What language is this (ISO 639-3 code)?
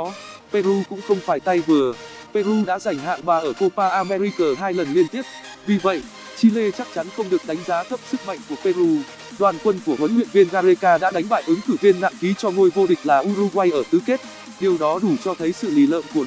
vie